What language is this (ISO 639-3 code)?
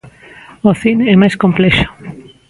glg